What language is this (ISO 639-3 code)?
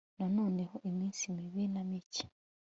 kin